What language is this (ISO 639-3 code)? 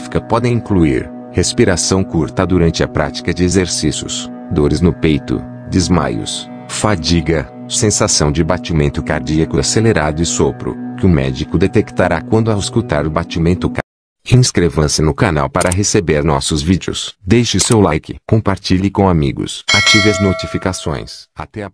por